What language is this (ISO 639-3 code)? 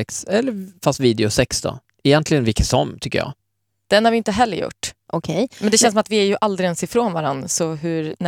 swe